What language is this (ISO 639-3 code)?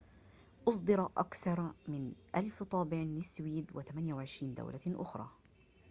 ara